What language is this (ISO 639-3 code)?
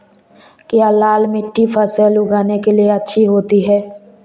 hin